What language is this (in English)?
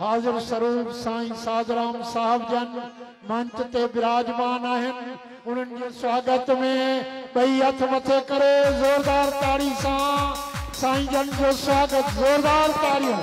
Arabic